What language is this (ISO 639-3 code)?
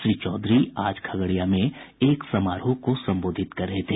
hin